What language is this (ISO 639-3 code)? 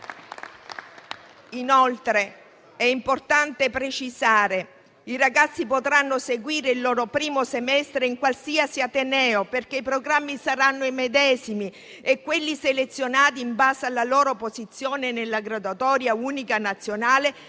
ita